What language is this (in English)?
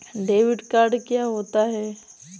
Hindi